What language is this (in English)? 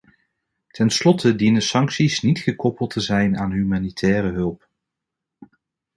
Dutch